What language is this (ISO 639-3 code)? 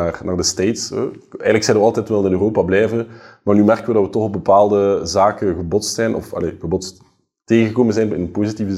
nld